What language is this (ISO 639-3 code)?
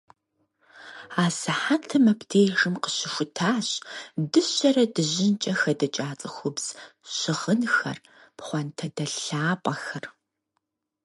kbd